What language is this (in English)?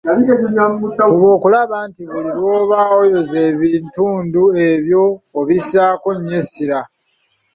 Ganda